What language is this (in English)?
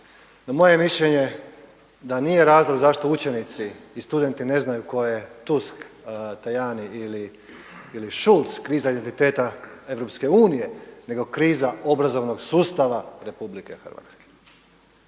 Croatian